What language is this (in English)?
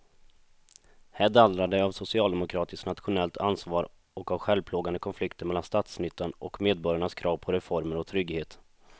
Swedish